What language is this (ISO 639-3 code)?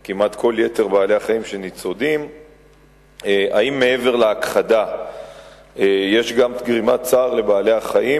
heb